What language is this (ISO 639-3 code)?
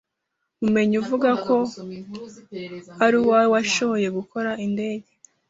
kin